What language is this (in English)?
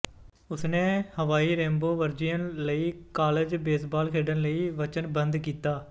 Punjabi